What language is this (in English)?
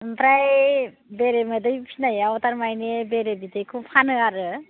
Bodo